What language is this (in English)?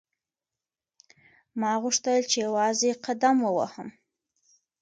Pashto